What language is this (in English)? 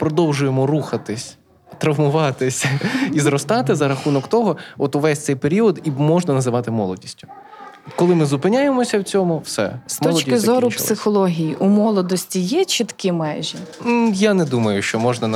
Ukrainian